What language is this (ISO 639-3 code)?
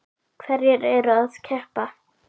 isl